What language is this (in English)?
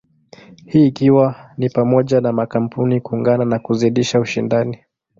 Swahili